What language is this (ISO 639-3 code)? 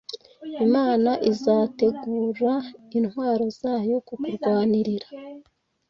kin